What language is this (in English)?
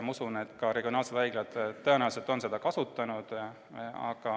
Estonian